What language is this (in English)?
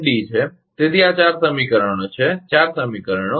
Gujarati